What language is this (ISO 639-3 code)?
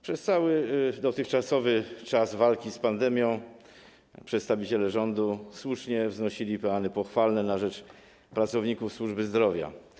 pol